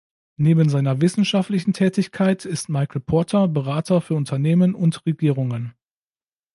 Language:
German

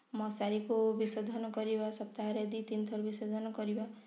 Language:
Odia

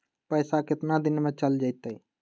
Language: Magahi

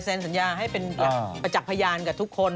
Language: Thai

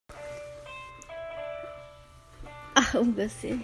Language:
Hakha Chin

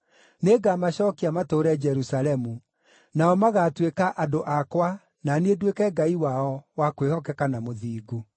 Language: Kikuyu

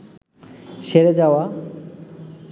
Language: Bangla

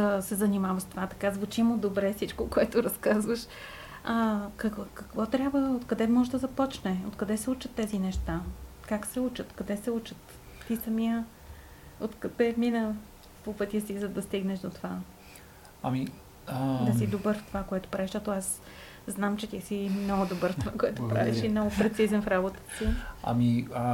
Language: Bulgarian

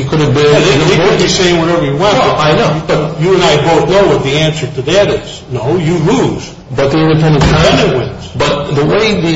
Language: English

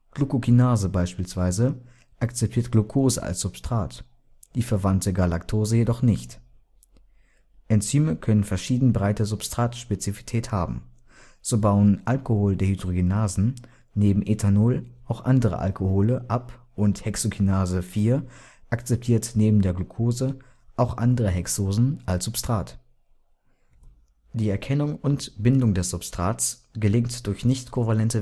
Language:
German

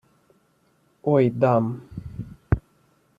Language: Ukrainian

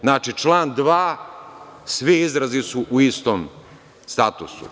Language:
Serbian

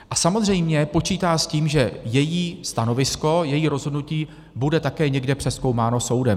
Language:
Czech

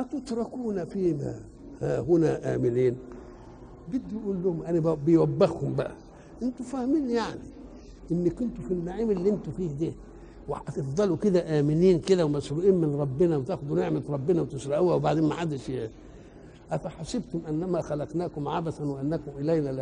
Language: Arabic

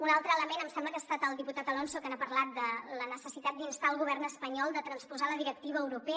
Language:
Catalan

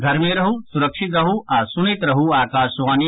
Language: Maithili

